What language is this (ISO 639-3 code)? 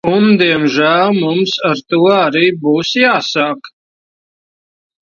lav